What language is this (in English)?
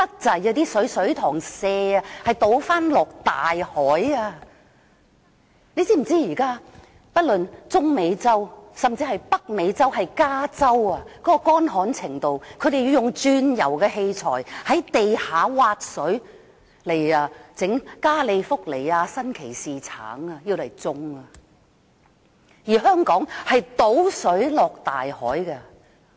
Cantonese